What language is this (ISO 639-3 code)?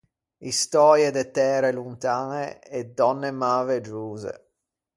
lij